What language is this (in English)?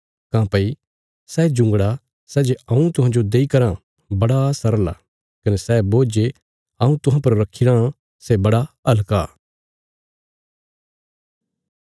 Bilaspuri